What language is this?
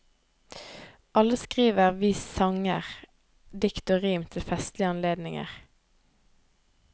Norwegian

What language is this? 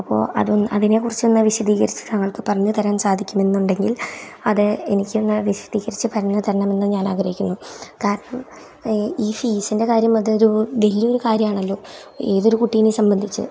Malayalam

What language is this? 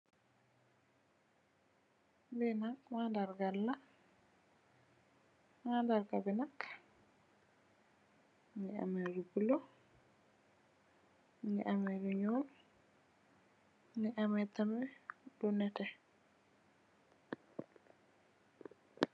Wolof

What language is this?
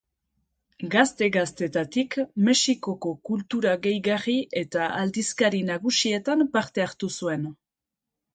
Basque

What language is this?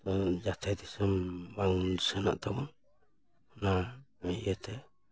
Santali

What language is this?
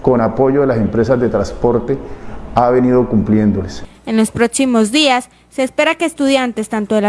Spanish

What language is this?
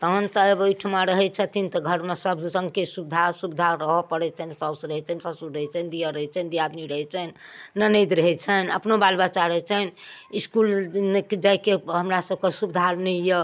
Maithili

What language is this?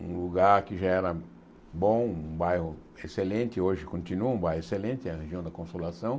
Portuguese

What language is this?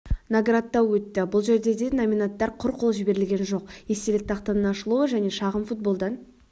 Kazakh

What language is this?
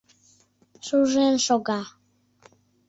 Mari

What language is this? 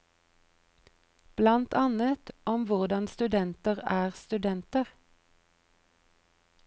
Norwegian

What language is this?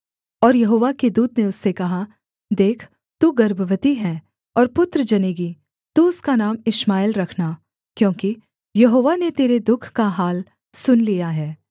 Hindi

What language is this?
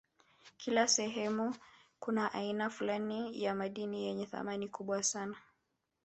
Swahili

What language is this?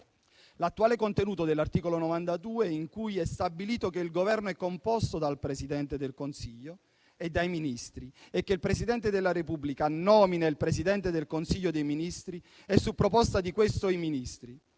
Italian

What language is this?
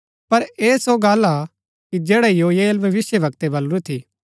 Gaddi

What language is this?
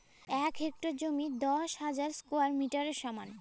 Bangla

